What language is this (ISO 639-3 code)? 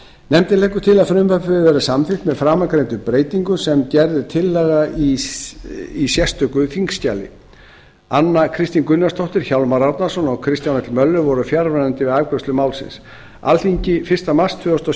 isl